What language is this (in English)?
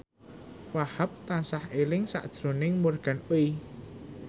Javanese